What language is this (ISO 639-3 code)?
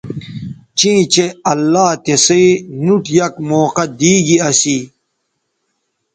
btv